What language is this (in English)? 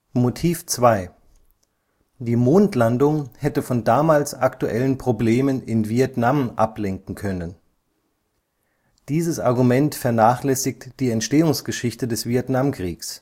German